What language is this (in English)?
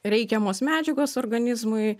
Lithuanian